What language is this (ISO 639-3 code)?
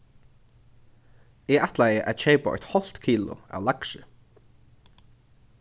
fao